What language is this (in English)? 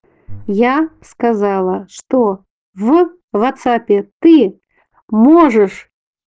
Russian